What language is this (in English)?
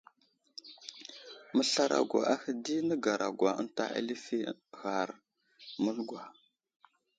Wuzlam